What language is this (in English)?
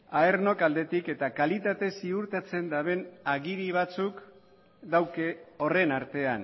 Basque